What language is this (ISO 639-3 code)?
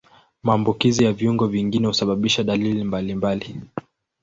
swa